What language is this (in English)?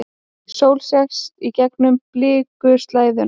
Icelandic